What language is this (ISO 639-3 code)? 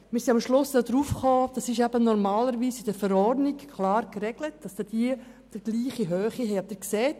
gsw